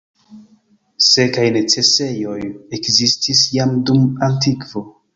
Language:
Esperanto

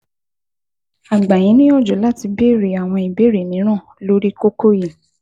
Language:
Yoruba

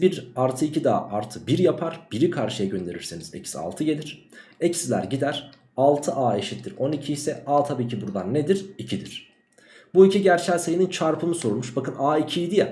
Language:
Turkish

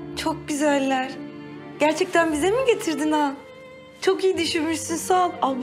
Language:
Turkish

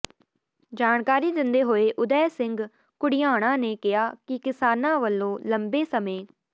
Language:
Punjabi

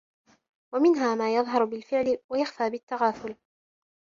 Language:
Arabic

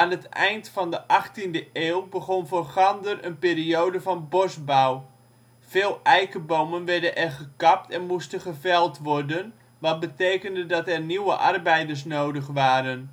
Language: Dutch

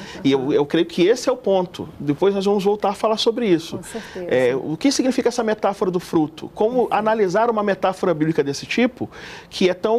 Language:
Portuguese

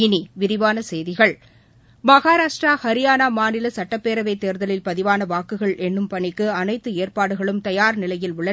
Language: Tamil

